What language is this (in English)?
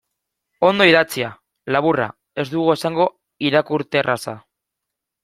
Basque